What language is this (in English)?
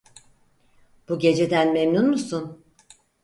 Turkish